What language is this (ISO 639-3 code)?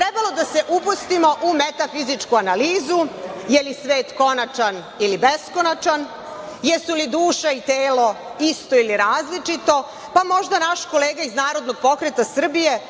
srp